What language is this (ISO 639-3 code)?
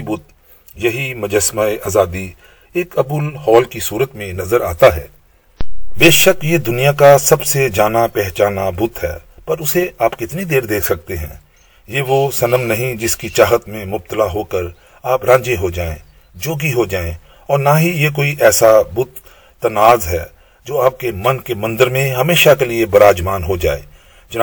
urd